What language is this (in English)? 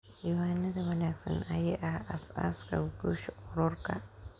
Somali